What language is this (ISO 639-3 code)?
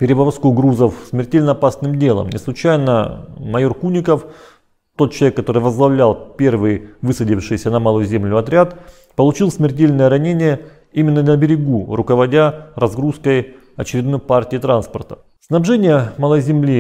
rus